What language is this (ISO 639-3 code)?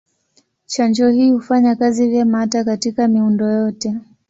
swa